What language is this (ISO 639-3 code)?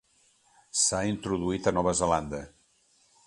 cat